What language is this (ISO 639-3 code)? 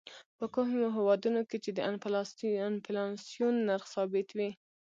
pus